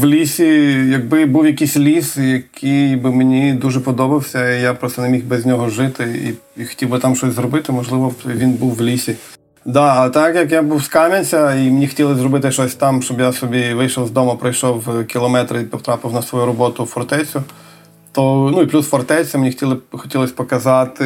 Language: Ukrainian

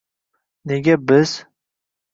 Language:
Uzbek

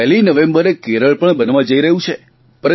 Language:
Gujarati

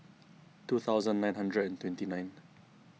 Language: English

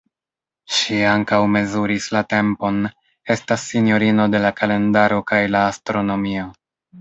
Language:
Esperanto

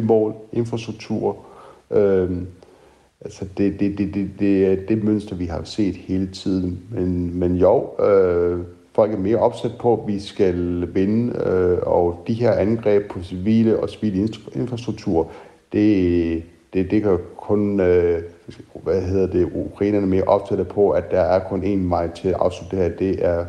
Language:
Danish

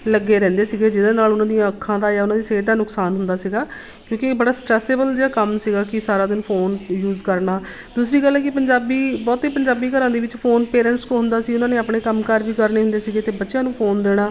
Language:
Punjabi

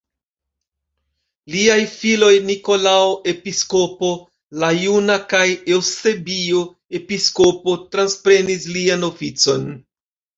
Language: Esperanto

